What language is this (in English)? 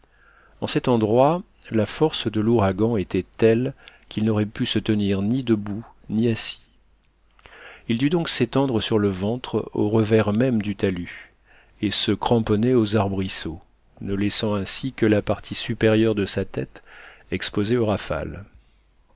French